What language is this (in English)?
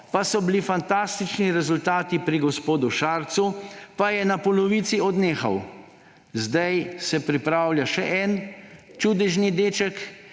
Slovenian